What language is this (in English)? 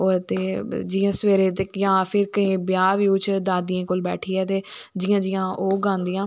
Dogri